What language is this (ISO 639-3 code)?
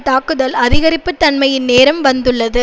tam